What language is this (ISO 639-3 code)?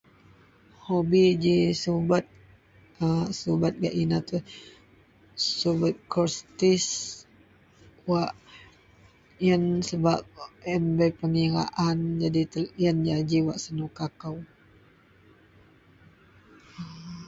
mel